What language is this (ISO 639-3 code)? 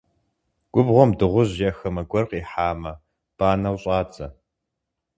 kbd